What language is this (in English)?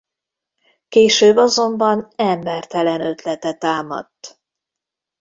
Hungarian